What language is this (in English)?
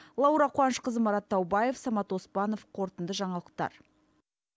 Kazakh